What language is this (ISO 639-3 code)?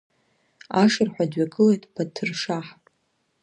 abk